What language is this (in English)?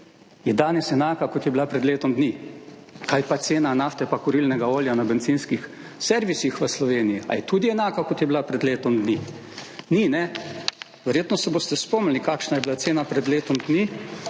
Slovenian